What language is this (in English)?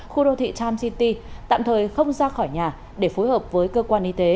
Vietnamese